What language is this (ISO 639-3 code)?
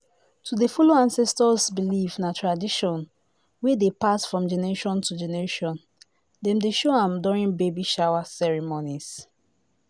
pcm